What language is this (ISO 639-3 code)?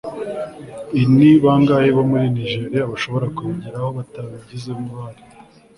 kin